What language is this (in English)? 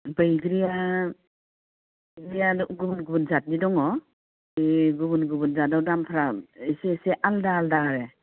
Bodo